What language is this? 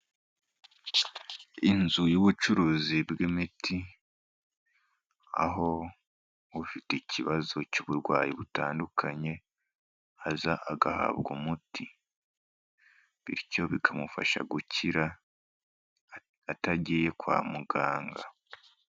Kinyarwanda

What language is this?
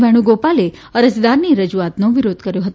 Gujarati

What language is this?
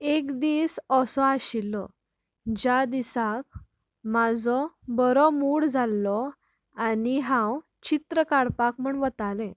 Konkani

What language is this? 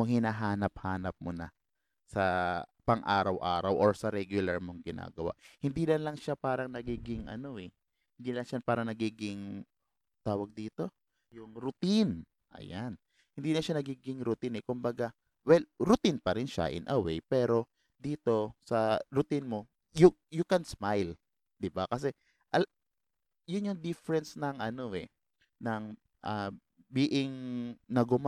Filipino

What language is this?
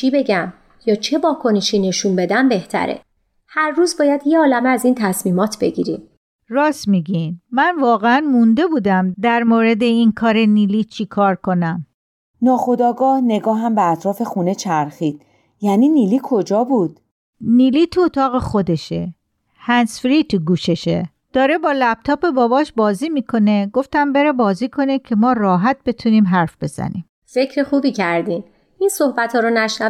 Persian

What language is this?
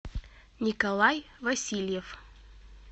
Russian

